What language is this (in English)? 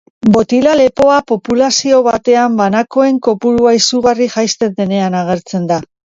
Basque